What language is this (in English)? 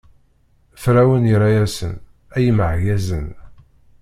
Kabyle